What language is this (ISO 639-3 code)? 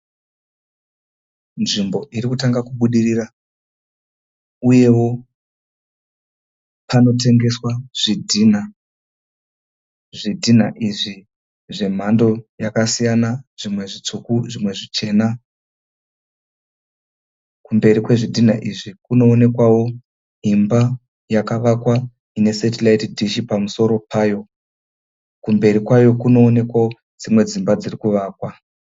sna